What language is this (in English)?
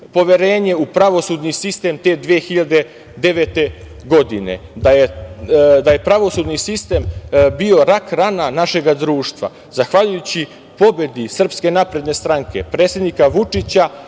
Serbian